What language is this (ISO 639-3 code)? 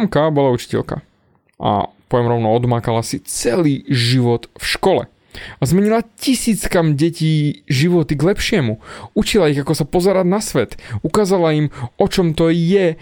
slk